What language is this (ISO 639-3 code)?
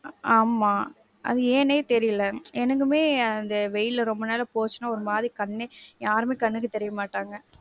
tam